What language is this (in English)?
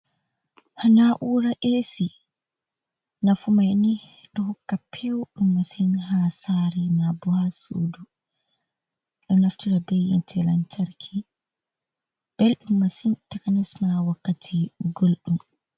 Fula